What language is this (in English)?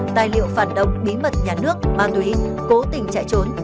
Vietnamese